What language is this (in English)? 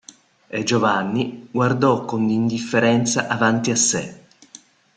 Italian